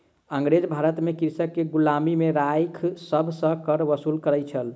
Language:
Maithili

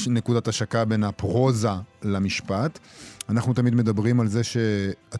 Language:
Hebrew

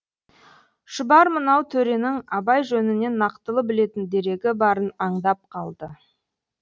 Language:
Kazakh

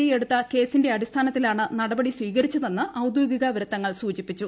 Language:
Malayalam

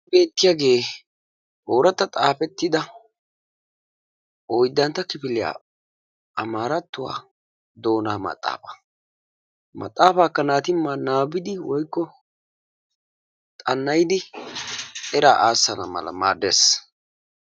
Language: Wolaytta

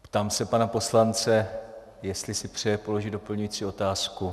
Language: Czech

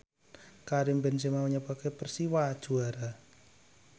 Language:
Javanese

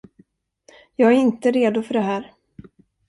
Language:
Swedish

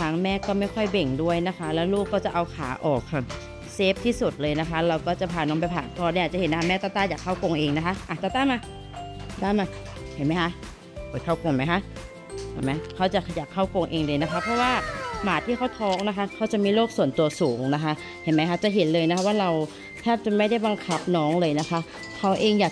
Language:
Thai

